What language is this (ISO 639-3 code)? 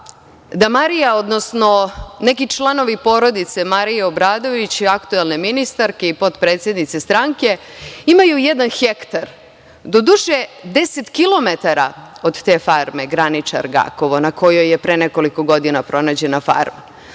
srp